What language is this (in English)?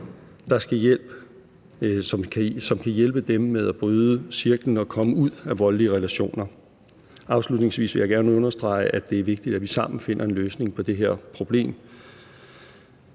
Danish